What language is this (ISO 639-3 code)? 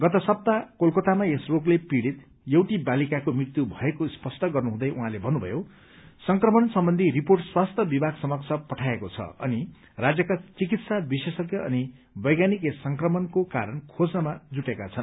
nep